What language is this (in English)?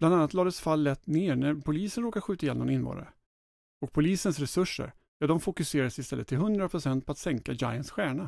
Swedish